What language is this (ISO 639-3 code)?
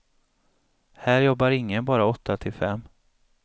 swe